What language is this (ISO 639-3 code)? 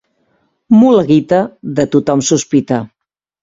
cat